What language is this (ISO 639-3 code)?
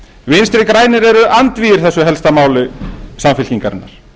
isl